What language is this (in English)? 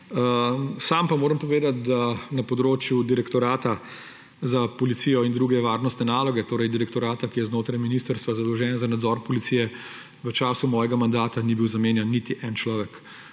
Slovenian